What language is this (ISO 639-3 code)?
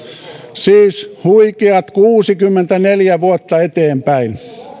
fin